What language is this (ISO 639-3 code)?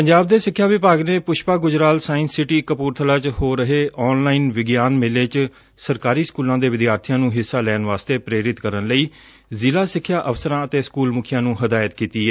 pan